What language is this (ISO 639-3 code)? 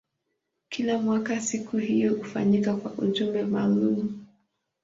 swa